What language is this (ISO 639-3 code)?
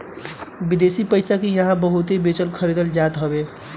bho